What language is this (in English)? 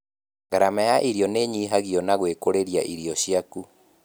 Kikuyu